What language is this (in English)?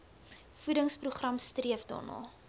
Afrikaans